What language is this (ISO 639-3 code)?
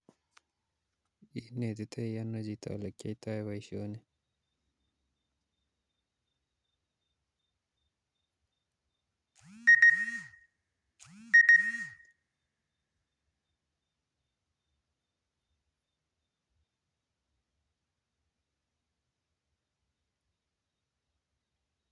kln